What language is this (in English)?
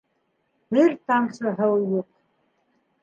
Bashkir